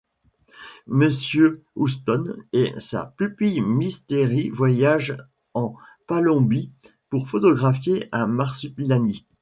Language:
French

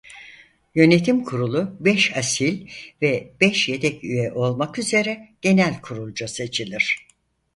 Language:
Turkish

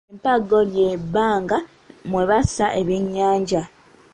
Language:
Ganda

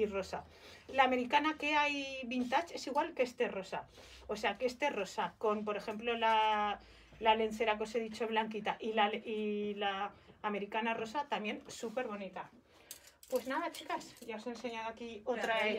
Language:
Spanish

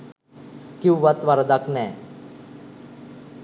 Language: Sinhala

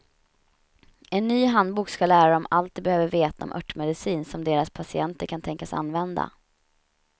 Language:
Swedish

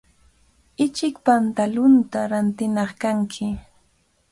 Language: Cajatambo North Lima Quechua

